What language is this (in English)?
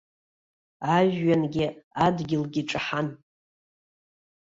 Abkhazian